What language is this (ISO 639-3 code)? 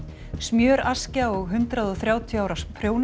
isl